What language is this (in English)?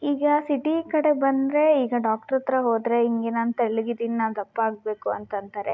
Kannada